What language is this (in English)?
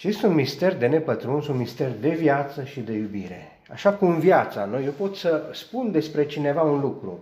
Romanian